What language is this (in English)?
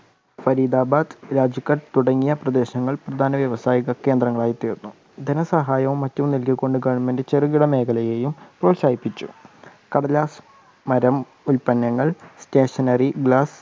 Malayalam